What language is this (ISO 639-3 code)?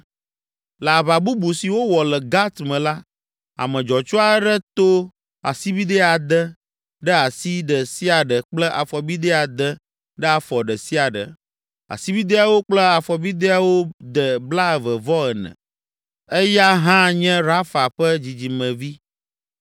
ewe